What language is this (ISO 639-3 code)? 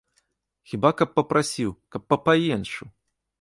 bel